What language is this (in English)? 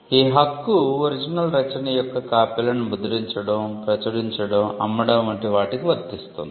Telugu